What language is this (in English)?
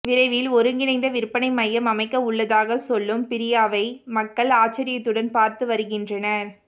Tamil